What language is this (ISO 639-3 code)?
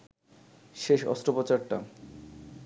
ben